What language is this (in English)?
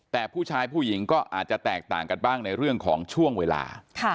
Thai